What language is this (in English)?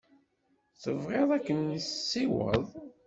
Kabyle